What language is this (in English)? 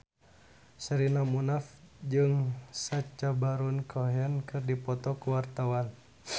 Sundanese